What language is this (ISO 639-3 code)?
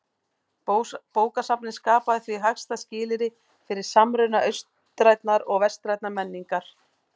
isl